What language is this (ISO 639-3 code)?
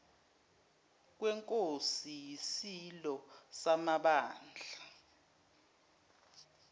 zul